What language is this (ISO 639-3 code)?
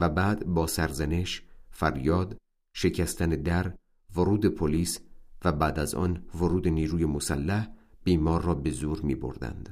fas